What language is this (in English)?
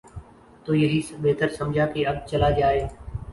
Urdu